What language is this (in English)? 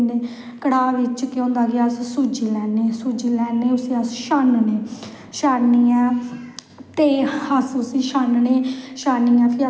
Dogri